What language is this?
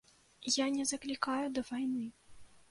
Belarusian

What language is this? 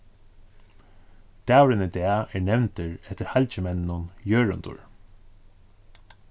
Faroese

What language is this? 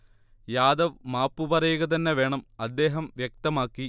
Malayalam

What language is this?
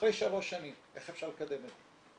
Hebrew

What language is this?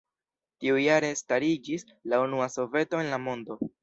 Esperanto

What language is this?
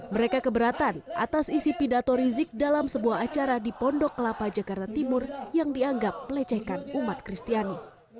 Indonesian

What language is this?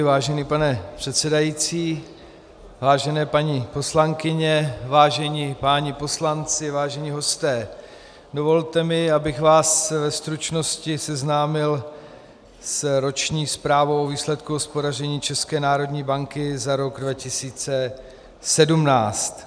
Czech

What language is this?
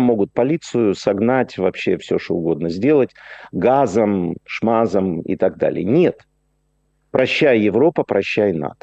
Russian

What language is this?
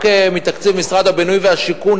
Hebrew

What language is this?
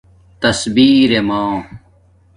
Domaaki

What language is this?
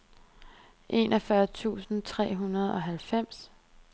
Danish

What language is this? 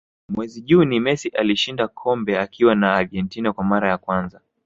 Swahili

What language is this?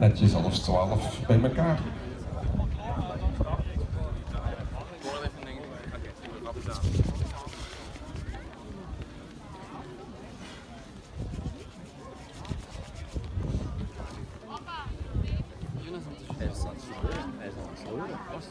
Dutch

